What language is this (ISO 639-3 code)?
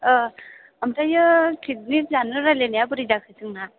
brx